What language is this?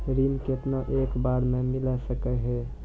Maithili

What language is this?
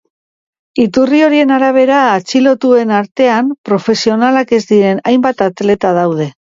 Basque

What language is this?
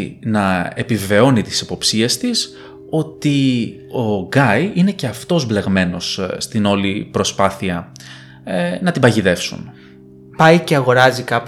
Greek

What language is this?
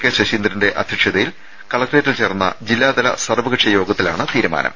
Malayalam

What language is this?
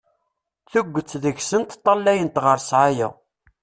Kabyle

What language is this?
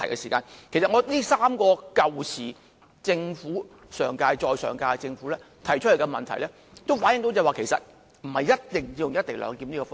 Cantonese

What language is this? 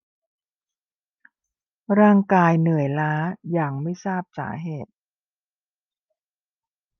Thai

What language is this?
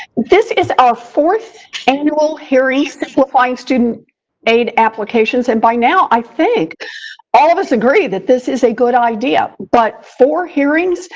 English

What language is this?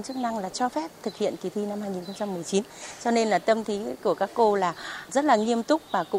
Vietnamese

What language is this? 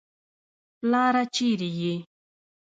Pashto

